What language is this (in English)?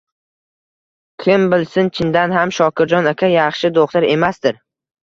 Uzbek